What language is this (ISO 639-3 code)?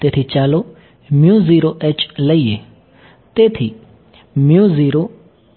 guj